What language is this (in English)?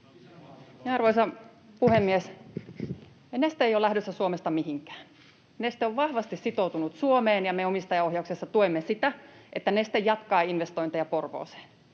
Finnish